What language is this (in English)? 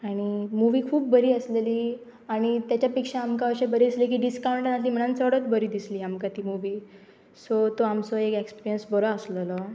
Konkani